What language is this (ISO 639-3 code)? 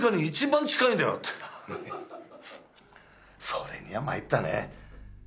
jpn